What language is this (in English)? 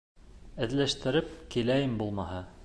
Bashkir